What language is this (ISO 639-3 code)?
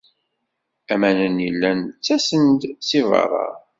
kab